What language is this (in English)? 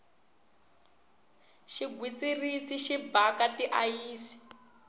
Tsonga